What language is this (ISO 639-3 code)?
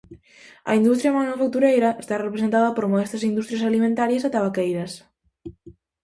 glg